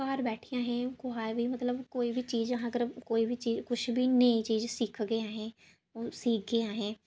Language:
Dogri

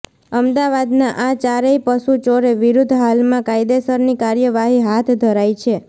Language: Gujarati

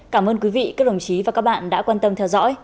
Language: Vietnamese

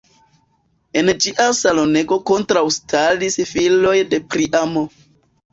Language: Esperanto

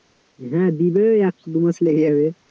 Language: Bangla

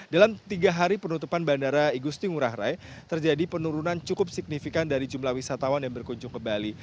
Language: Indonesian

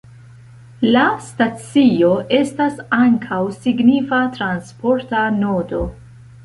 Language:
Esperanto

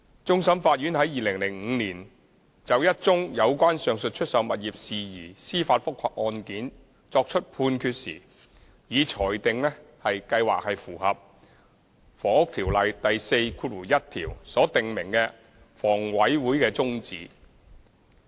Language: Cantonese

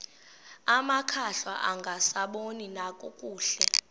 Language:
Xhosa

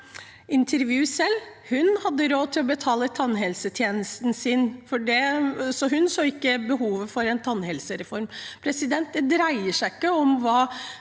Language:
Norwegian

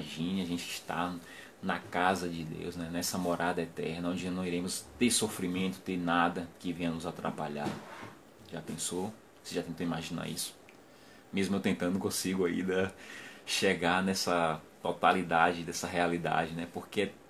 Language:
Portuguese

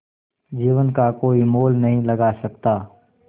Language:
Hindi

